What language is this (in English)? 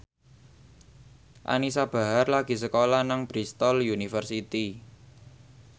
Javanese